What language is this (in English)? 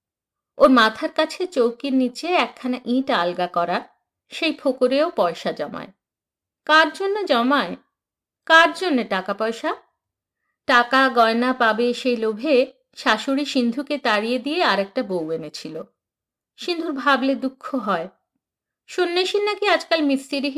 Bangla